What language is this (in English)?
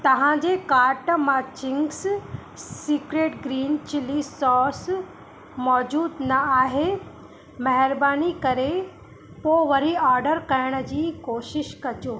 Sindhi